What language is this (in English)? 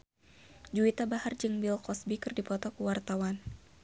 Sundanese